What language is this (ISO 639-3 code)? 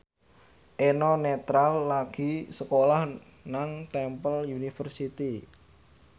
jav